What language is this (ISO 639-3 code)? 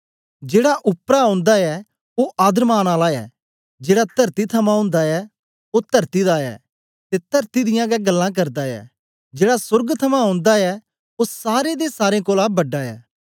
doi